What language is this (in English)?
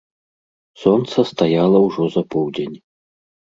Belarusian